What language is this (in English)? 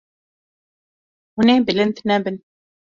Kurdish